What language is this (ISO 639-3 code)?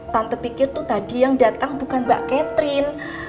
ind